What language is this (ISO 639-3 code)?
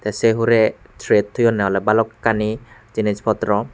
ccp